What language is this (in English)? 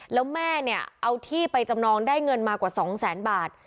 Thai